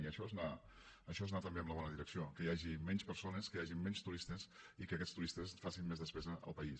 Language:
Catalan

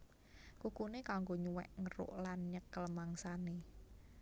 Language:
Javanese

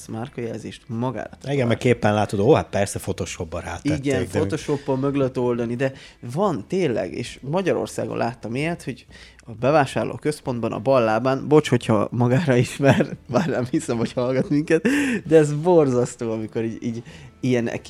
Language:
Hungarian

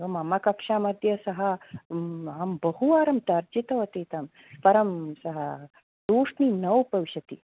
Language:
Sanskrit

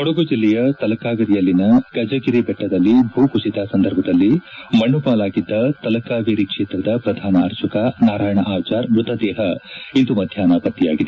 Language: Kannada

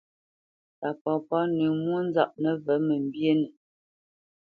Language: Bamenyam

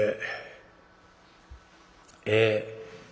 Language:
Japanese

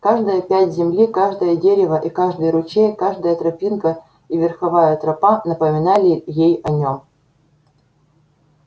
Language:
Russian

